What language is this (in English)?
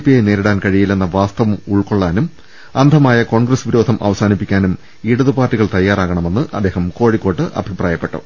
Malayalam